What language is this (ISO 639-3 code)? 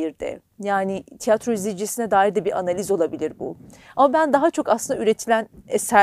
tur